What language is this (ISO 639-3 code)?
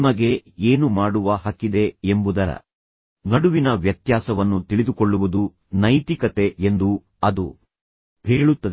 kan